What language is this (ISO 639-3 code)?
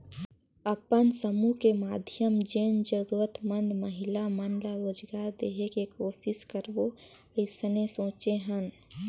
hne